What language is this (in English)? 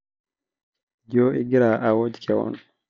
Masai